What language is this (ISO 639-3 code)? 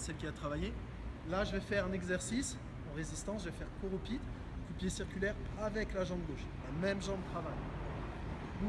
fra